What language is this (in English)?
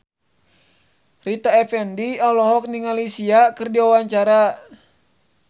Sundanese